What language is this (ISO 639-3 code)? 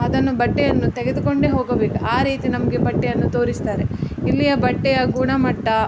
kan